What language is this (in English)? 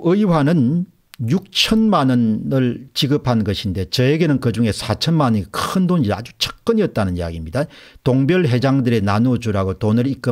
Korean